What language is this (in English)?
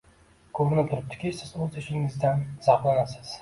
Uzbek